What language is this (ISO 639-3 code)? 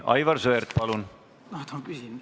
est